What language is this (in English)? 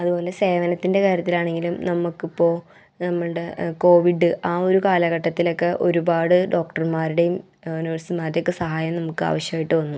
Malayalam